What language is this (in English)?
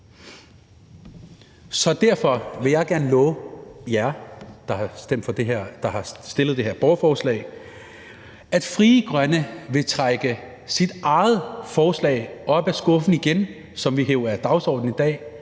Danish